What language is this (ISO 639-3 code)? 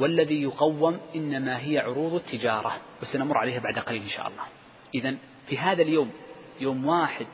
ara